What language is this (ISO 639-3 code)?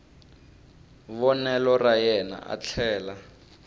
tso